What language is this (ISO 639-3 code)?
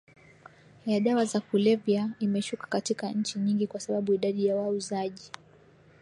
swa